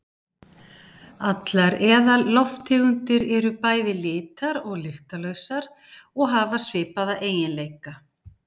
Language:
Icelandic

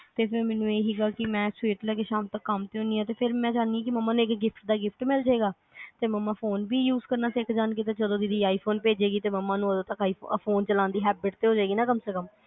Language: Punjabi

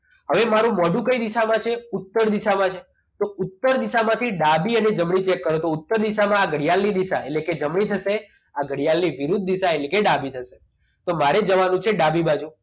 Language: Gujarati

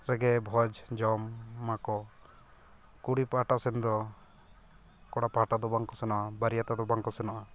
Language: Santali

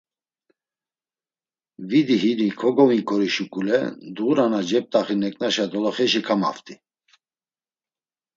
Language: Laz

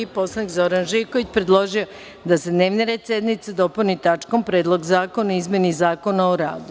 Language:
Serbian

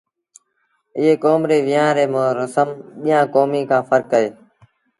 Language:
Sindhi Bhil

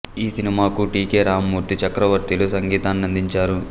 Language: Telugu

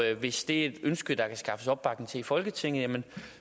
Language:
Danish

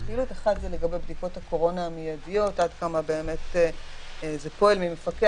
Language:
Hebrew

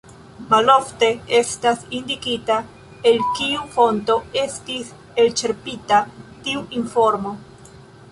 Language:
Esperanto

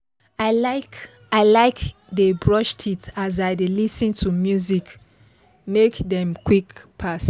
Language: Nigerian Pidgin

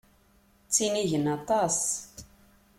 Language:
Kabyle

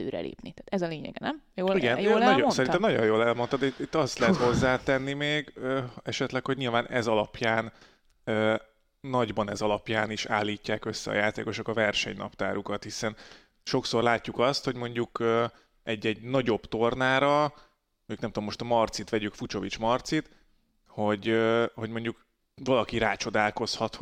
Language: Hungarian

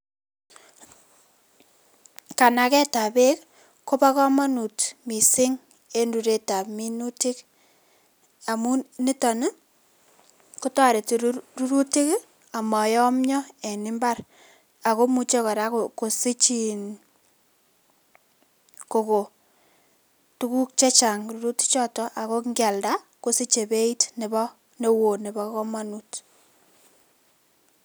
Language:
Kalenjin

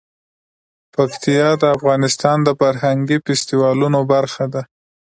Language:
Pashto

